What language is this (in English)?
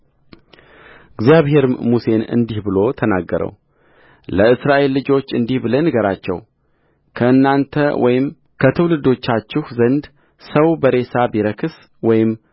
Amharic